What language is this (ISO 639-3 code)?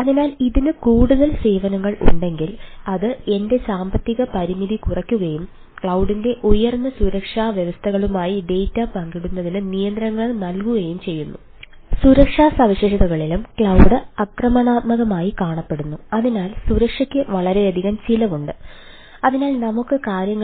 mal